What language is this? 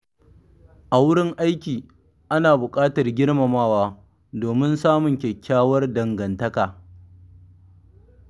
Hausa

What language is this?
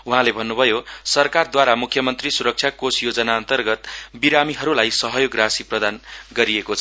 Nepali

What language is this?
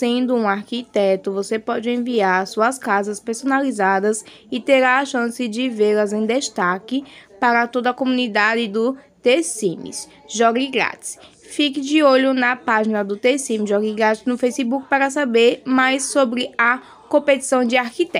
Portuguese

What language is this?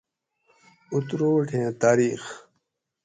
Gawri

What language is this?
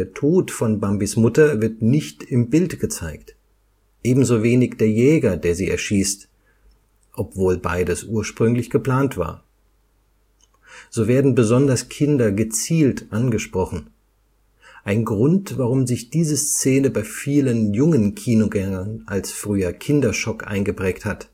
German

